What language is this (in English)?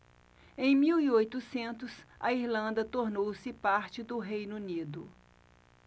Portuguese